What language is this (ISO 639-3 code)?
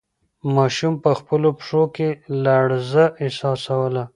pus